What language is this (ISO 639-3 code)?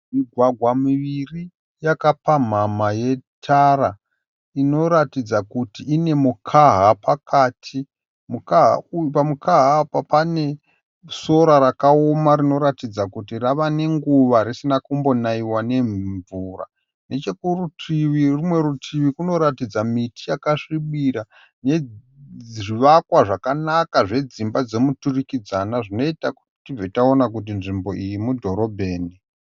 sna